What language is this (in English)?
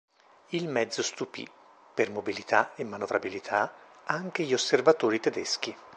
Italian